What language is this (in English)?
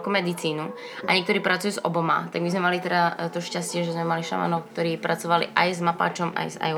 Slovak